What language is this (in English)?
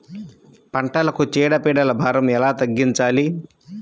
Telugu